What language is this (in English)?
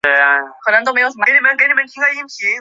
Chinese